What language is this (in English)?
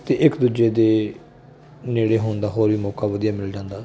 Punjabi